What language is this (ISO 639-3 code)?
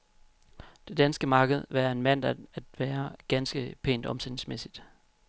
dan